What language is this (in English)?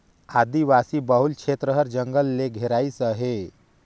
Chhattisgarhi